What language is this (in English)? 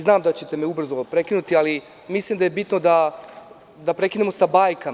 Serbian